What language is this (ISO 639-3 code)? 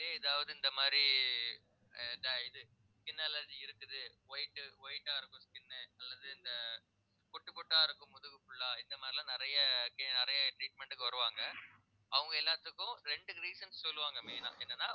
tam